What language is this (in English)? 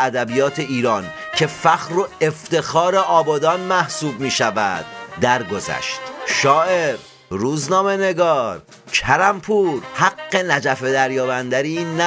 Persian